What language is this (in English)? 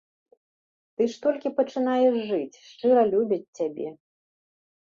Belarusian